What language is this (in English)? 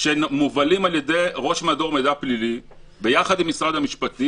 Hebrew